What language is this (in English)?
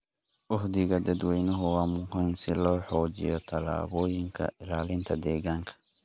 Somali